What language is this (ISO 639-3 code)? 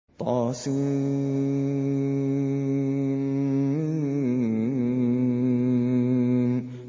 ara